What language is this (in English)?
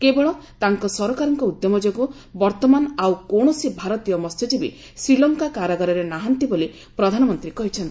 Odia